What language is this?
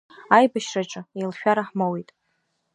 Abkhazian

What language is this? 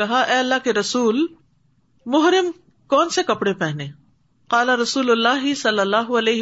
Urdu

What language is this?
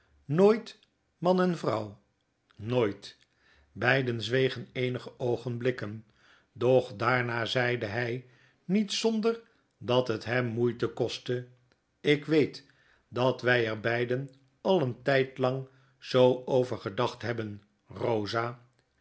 Dutch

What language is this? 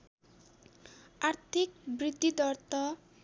Nepali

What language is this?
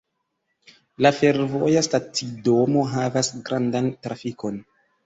Esperanto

